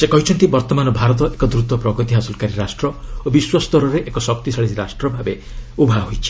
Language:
Odia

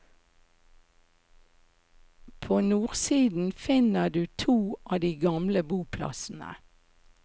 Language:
Norwegian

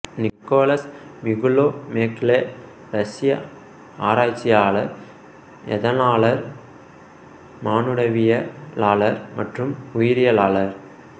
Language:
Tamil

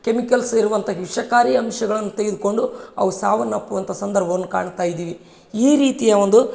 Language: Kannada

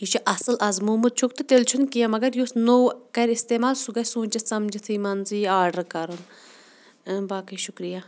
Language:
Kashmiri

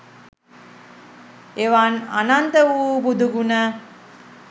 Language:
Sinhala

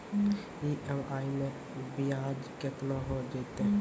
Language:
Maithili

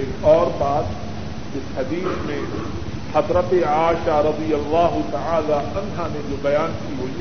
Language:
Urdu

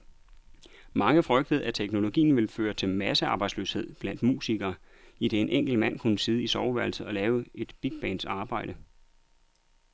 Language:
Danish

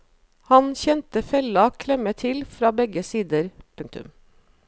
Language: Norwegian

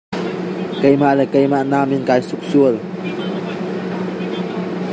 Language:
Hakha Chin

